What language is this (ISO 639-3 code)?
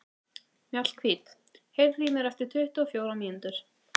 isl